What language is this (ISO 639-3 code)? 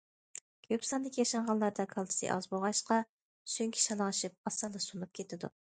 uig